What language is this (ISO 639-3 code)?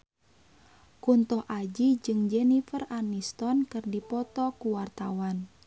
sun